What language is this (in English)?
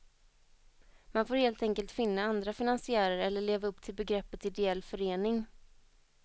Swedish